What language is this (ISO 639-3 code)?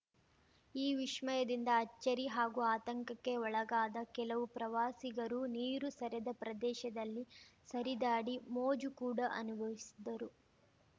kan